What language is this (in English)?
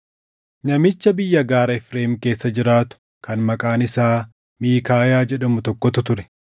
Oromo